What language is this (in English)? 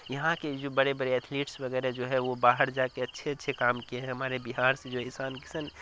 Urdu